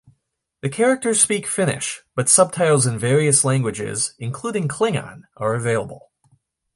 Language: English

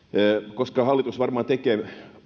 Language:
Finnish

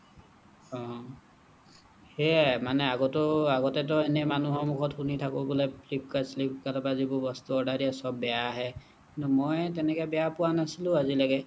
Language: Assamese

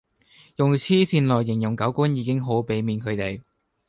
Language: Cantonese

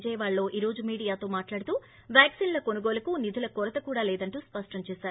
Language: Telugu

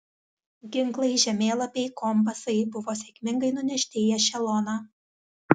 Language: Lithuanian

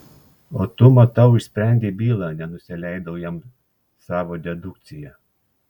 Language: Lithuanian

